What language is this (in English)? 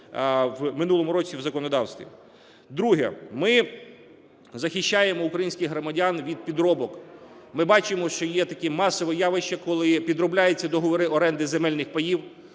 Ukrainian